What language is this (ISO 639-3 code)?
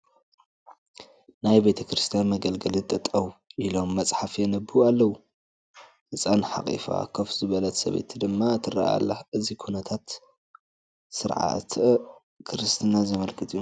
tir